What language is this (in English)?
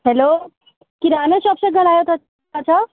Sindhi